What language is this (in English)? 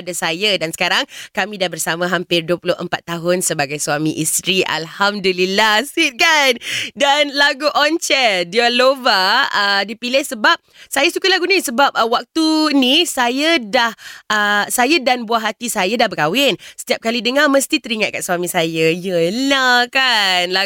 Malay